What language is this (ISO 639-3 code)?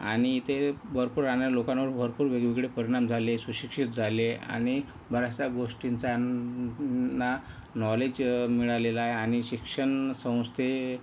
mar